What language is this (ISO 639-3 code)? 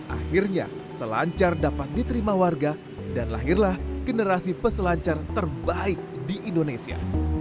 ind